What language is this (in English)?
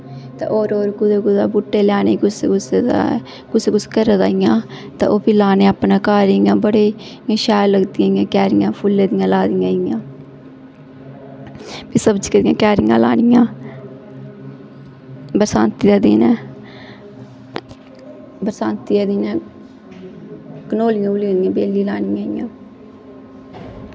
Dogri